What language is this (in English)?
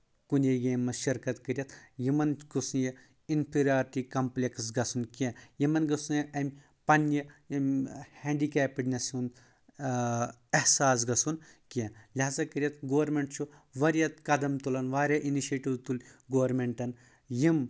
Kashmiri